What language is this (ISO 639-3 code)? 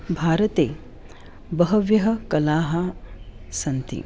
san